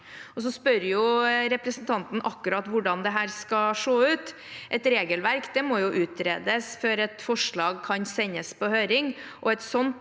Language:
Norwegian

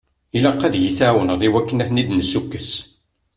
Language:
Kabyle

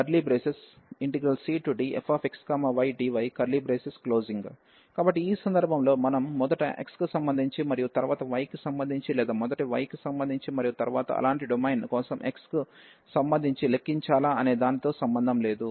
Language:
Telugu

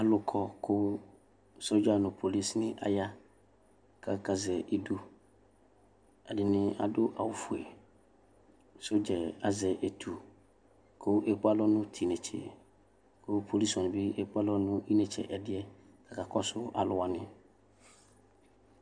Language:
Ikposo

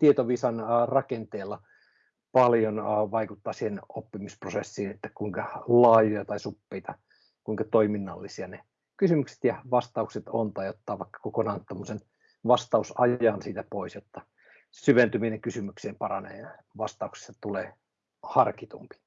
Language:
Finnish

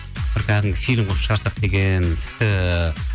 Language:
Kazakh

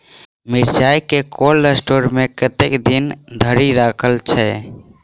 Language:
Maithili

